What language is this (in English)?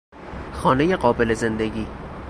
Persian